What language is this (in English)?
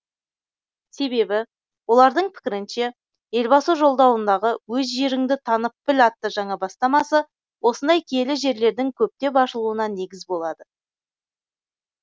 Kazakh